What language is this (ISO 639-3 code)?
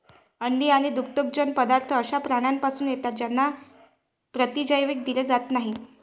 mar